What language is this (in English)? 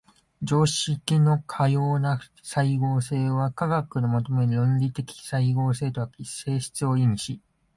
Japanese